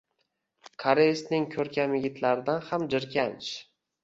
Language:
Uzbek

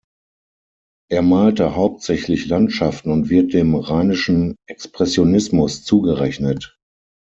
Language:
German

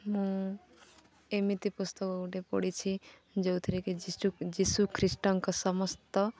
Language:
Odia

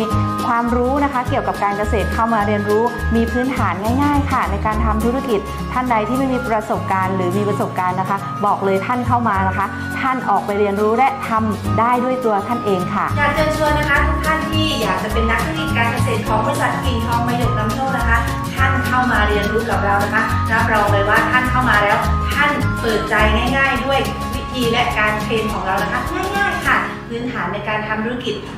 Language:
Thai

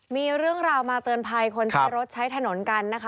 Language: Thai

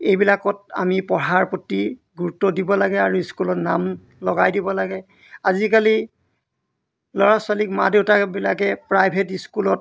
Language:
Assamese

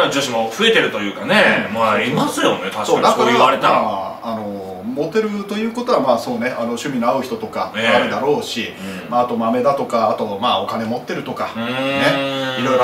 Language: Japanese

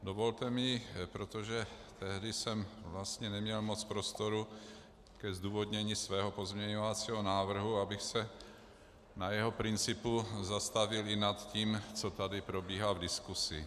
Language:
Czech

